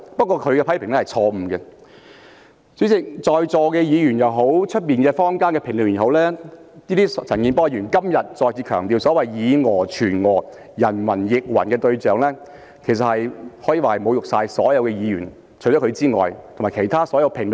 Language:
Cantonese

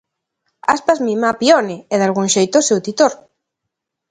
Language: Galician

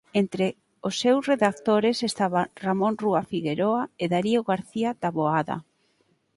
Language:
Galician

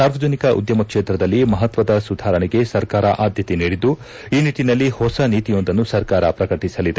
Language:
Kannada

